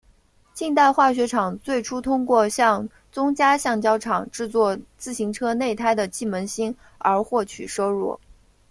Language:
Chinese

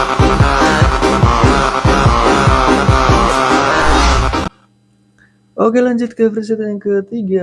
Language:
Indonesian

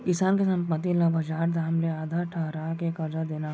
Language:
Chhattisgarhi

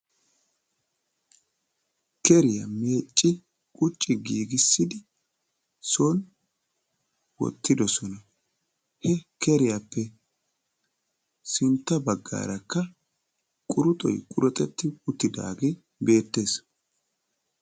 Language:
Wolaytta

